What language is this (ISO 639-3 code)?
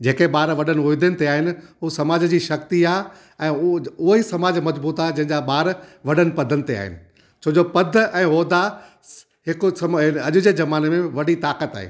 snd